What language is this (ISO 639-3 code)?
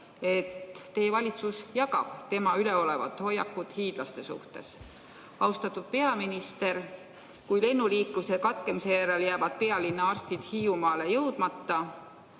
est